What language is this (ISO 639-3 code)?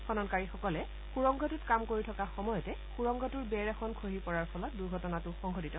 asm